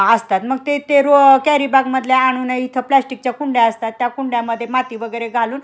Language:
Marathi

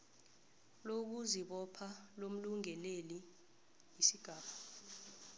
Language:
South Ndebele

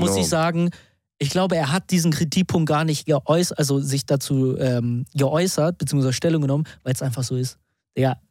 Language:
German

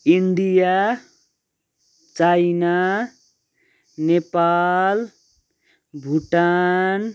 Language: Nepali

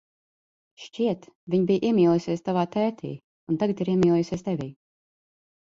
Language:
Latvian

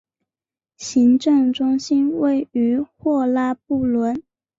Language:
Chinese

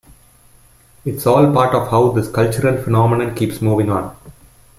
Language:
English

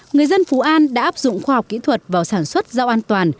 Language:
Vietnamese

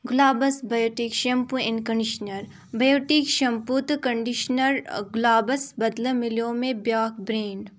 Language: Kashmiri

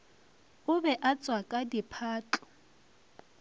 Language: Northern Sotho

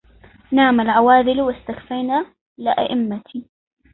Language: Arabic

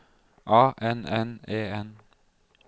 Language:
Norwegian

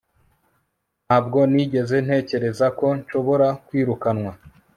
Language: Kinyarwanda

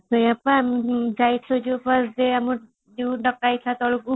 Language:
Odia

